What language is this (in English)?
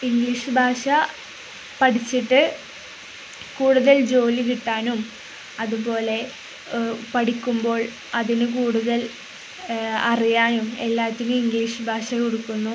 Malayalam